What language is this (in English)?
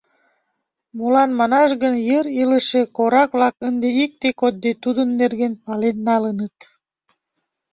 Mari